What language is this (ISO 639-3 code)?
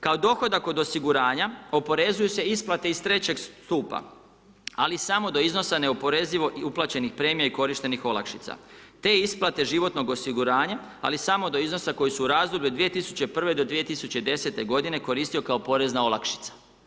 hrv